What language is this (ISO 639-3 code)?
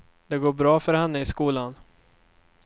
swe